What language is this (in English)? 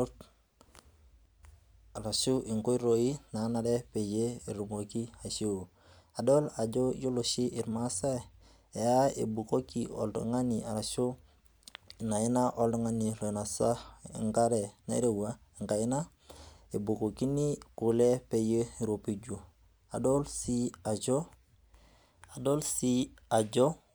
Masai